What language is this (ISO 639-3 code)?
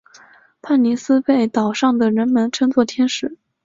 zho